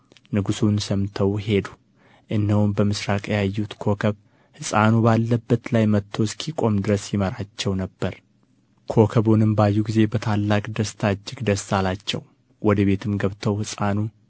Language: Amharic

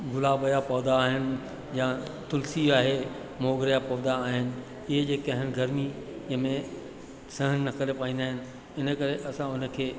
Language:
Sindhi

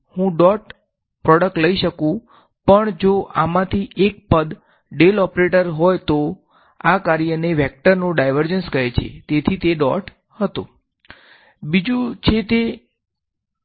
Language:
Gujarati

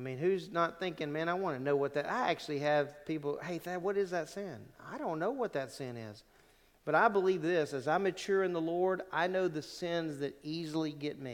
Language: English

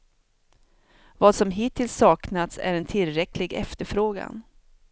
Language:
Swedish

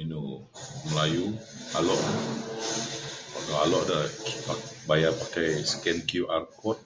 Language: Mainstream Kenyah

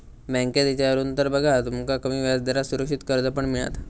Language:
Marathi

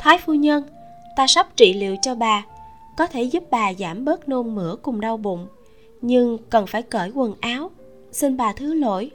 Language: Vietnamese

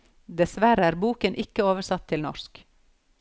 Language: Norwegian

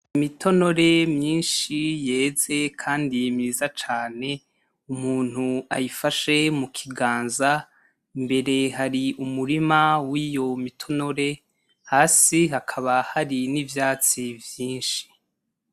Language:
Rundi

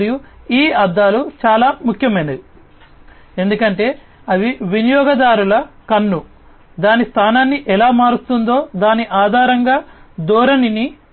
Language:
Telugu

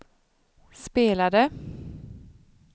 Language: Swedish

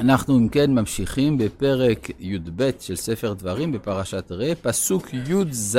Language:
Hebrew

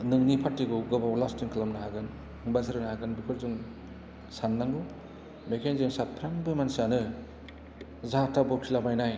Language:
Bodo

